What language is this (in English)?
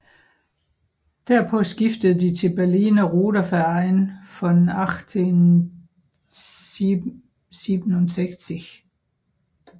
Danish